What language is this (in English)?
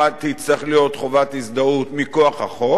Hebrew